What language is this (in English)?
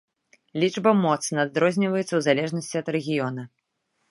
Belarusian